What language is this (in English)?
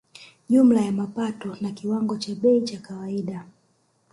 Swahili